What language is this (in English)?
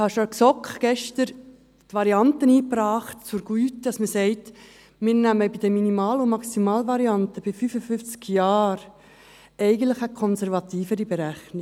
Swiss German